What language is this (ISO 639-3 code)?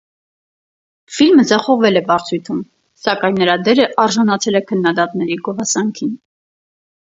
hye